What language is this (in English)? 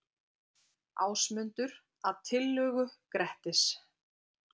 Icelandic